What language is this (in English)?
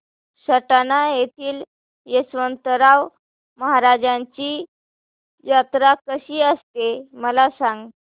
Marathi